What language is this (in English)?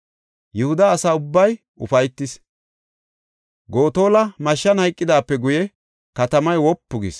Gofa